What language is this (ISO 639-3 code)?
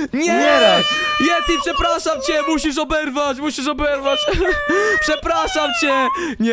pol